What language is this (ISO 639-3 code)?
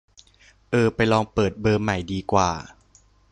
tha